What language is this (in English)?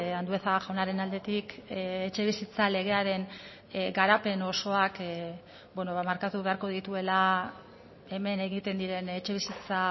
Basque